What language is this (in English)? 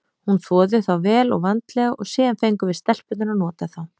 Icelandic